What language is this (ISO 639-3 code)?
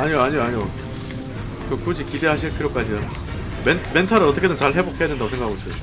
kor